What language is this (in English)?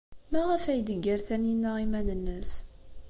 Kabyle